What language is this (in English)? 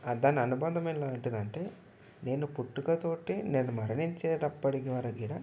Telugu